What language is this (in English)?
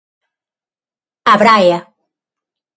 Galician